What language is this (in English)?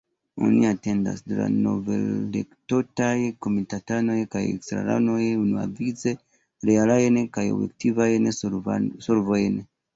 Esperanto